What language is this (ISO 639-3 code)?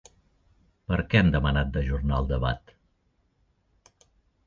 cat